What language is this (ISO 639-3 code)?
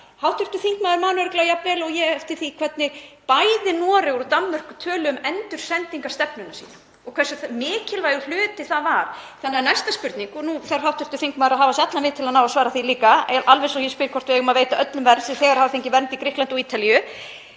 isl